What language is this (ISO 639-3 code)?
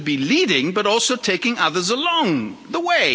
eng